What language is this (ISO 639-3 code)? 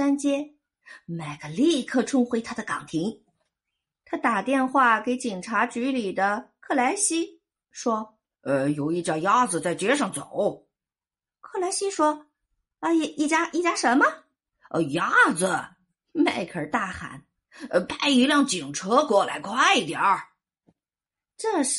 zho